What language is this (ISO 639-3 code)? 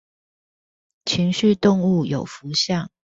zho